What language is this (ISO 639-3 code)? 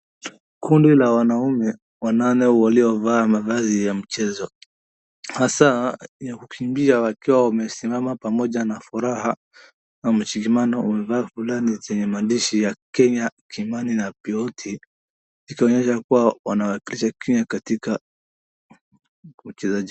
swa